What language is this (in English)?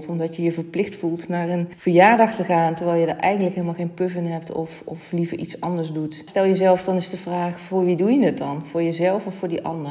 Dutch